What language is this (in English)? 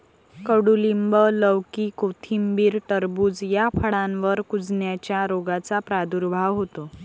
Marathi